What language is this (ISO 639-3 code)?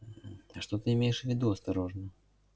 rus